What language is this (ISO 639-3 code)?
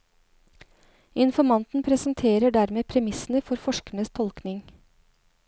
nor